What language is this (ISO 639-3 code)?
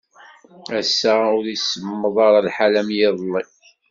kab